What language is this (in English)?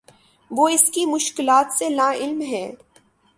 Urdu